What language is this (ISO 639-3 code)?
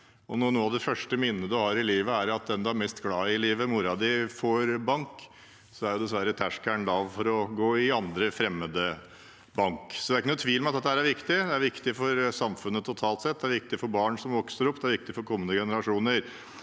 nor